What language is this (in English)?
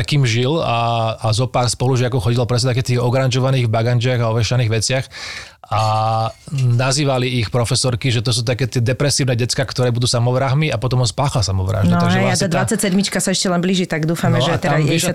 Slovak